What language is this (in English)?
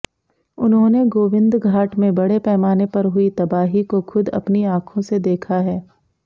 Hindi